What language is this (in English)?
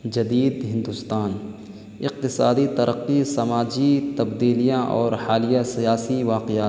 Urdu